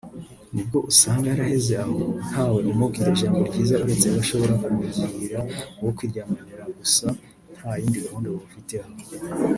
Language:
Kinyarwanda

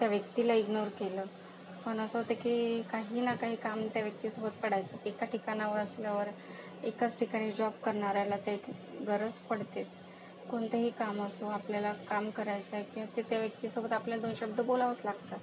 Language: Marathi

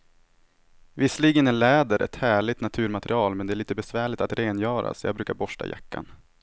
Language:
Swedish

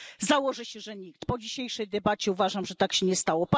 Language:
Polish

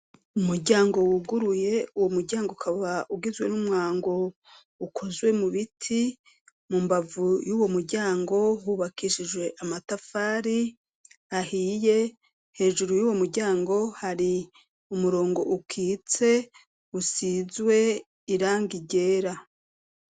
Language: Rundi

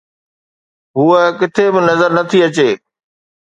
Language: Sindhi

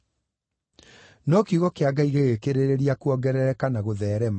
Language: Kikuyu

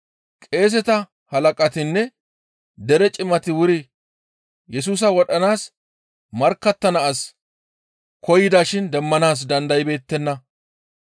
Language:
Gamo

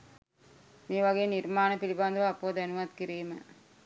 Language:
Sinhala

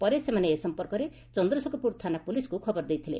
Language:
Odia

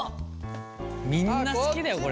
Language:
Japanese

